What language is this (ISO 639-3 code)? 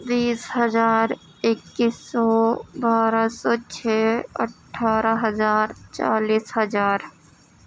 urd